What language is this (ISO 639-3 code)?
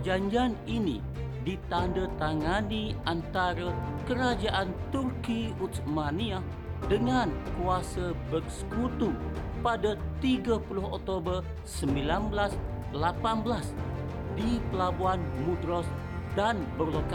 msa